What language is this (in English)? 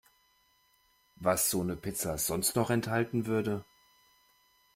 German